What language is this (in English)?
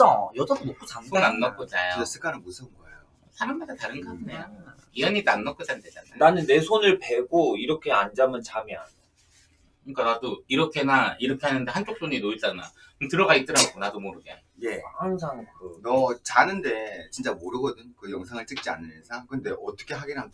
Korean